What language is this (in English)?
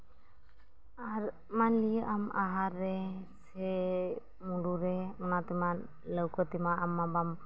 Santali